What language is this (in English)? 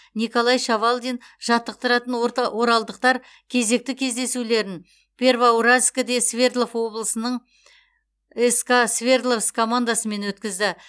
Kazakh